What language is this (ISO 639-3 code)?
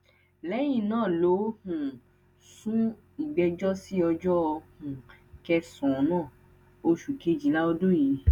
yor